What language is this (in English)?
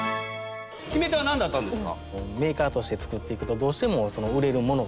Japanese